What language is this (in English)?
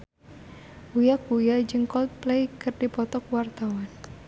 Sundanese